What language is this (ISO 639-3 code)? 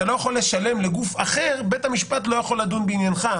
heb